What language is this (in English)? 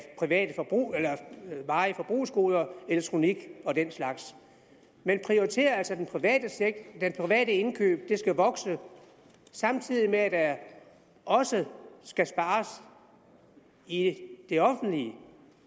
Danish